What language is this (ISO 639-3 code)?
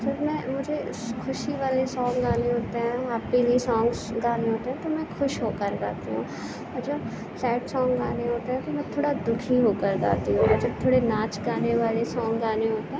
urd